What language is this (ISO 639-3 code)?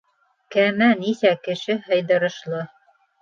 bak